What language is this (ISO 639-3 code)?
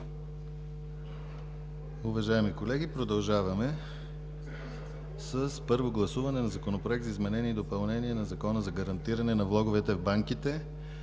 bul